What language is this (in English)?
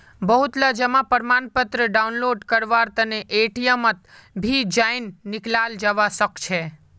Magahi